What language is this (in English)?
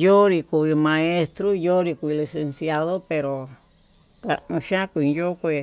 Tututepec Mixtec